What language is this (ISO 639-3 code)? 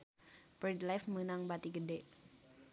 sun